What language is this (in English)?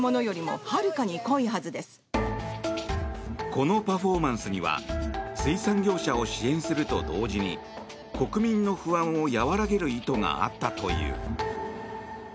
Japanese